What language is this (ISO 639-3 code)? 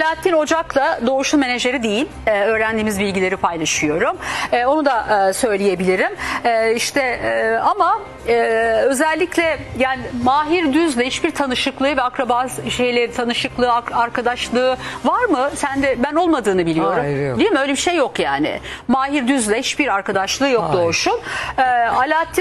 tur